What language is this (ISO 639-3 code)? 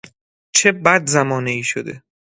fas